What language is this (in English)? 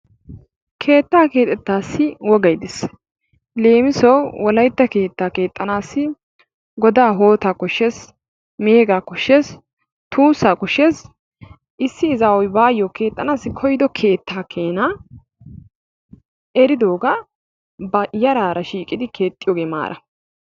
Wolaytta